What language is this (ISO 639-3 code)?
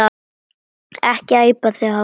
isl